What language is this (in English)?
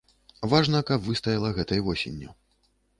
Belarusian